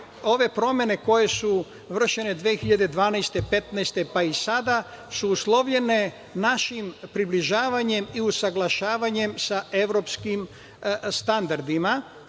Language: Serbian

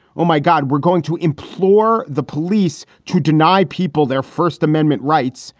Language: English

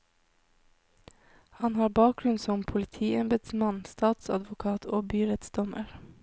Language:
Norwegian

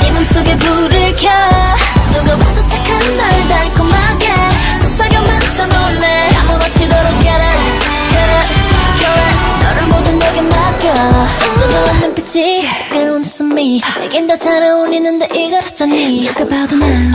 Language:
Korean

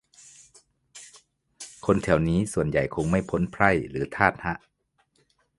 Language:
Thai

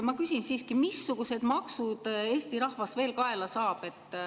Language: Estonian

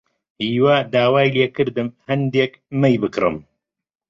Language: Central Kurdish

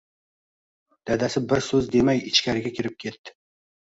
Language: Uzbek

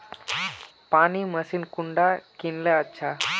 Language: Magahi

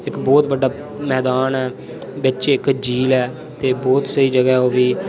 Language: Dogri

